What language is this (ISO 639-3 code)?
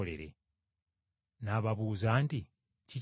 lug